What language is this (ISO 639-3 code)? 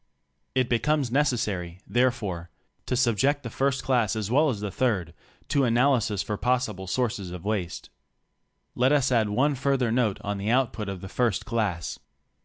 eng